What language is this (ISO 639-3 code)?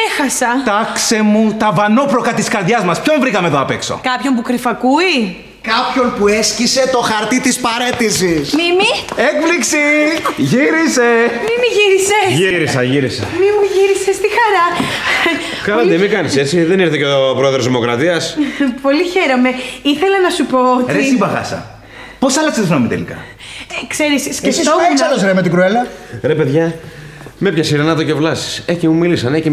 ell